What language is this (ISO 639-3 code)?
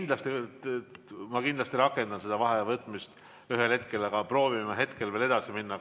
est